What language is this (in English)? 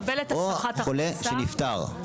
Hebrew